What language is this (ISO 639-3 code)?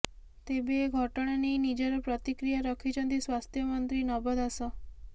ori